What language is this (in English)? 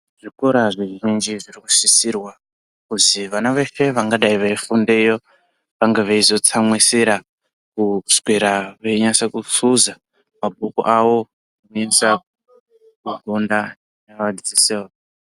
Ndau